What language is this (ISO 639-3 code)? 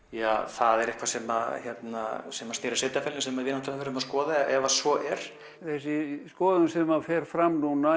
isl